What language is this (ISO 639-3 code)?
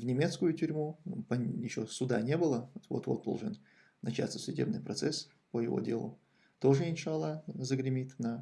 rus